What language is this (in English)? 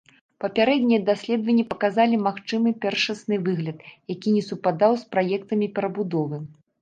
Belarusian